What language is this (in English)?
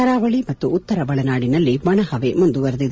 Kannada